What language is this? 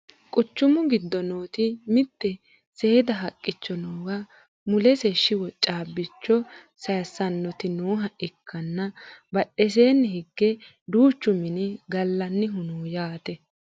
Sidamo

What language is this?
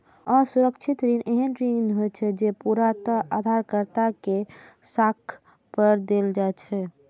Maithili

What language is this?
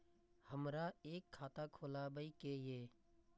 Maithili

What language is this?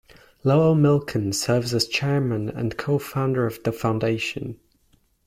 English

